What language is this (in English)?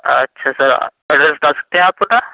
Urdu